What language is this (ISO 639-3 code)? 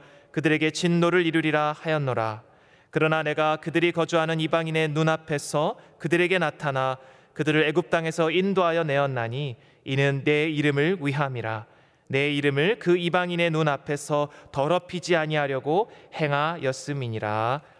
kor